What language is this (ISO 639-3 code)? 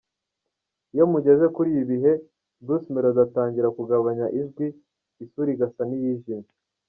kin